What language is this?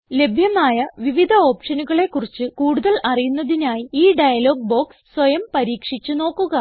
Malayalam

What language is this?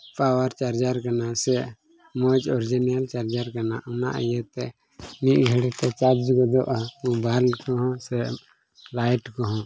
Santali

